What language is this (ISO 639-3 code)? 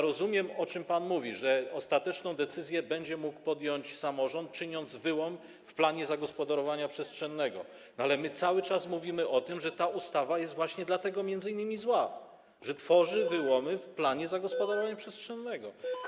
pol